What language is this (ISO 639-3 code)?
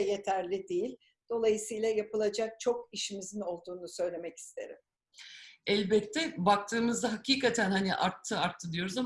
tur